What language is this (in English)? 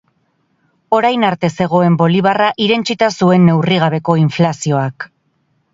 Basque